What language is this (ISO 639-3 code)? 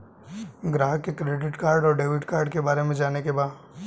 bho